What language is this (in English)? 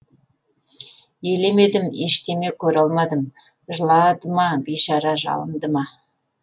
Kazakh